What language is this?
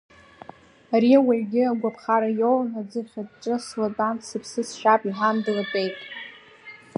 Abkhazian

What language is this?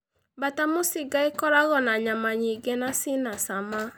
Kikuyu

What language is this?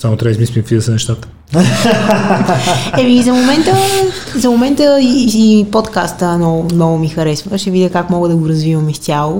Bulgarian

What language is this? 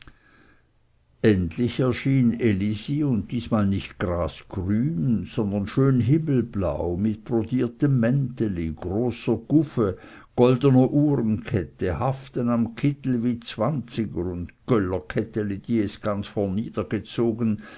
German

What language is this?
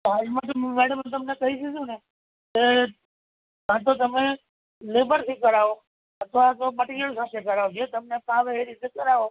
Gujarati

